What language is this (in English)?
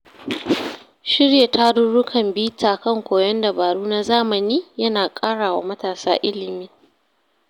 Hausa